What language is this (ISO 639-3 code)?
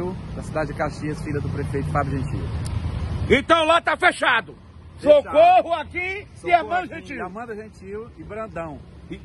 por